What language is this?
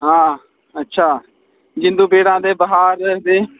Dogri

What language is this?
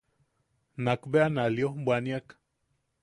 Yaqui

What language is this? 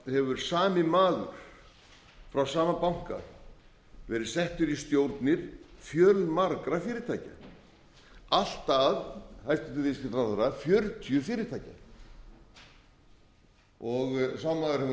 Icelandic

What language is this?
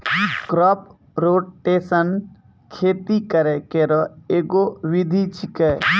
Maithili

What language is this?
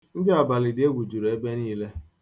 Igbo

